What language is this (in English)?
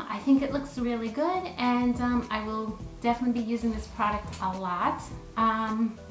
English